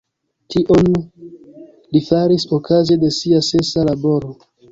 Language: Esperanto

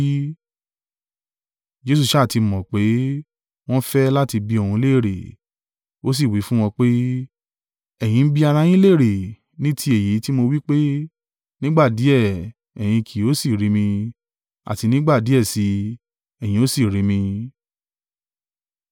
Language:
Yoruba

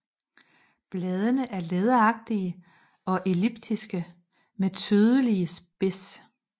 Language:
Danish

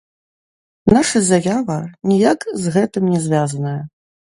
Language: Belarusian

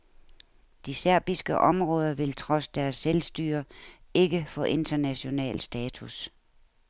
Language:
Danish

